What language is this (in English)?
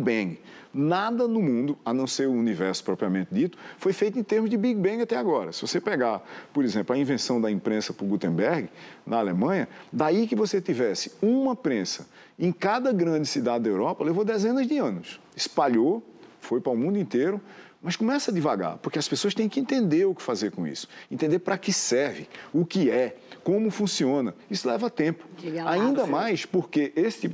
Portuguese